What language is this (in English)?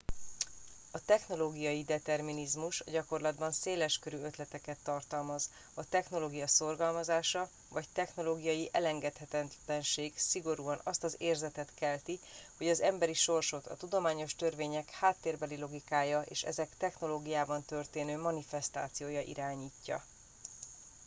Hungarian